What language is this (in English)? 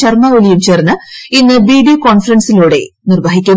Malayalam